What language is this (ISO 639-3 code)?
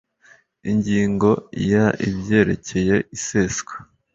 kin